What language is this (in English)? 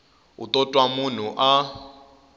Tsonga